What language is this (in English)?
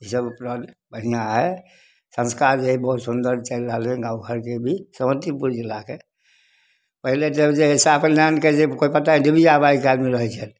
Maithili